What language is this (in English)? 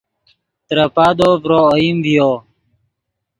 Yidgha